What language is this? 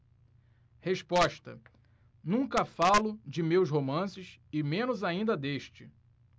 Portuguese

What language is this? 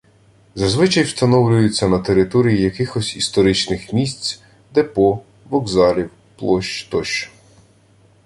Ukrainian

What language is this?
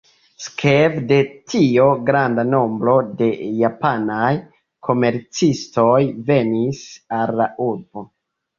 Esperanto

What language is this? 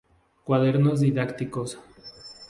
Spanish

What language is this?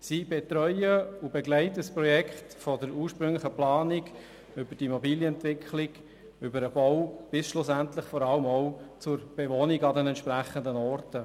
Swiss German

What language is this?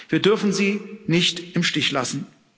German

